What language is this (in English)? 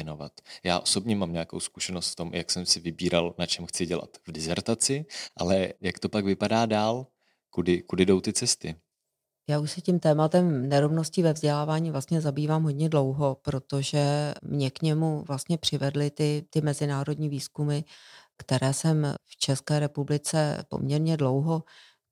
Czech